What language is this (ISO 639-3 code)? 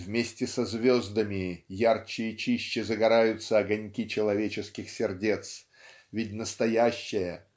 rus